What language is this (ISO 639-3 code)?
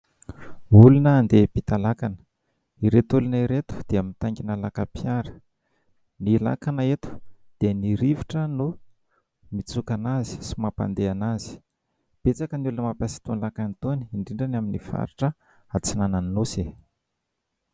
mlg